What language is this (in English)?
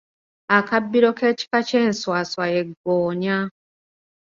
Ganda